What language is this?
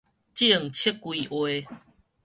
Min Nan Chinese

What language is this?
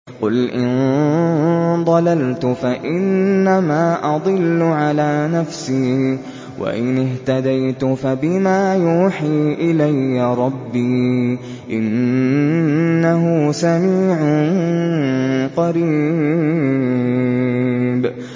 Arabic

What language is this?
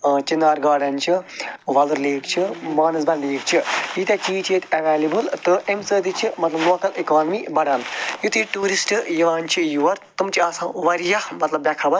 Kashmiri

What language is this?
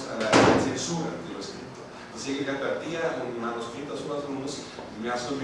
Spanish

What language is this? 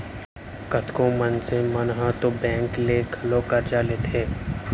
Chhattisgarhi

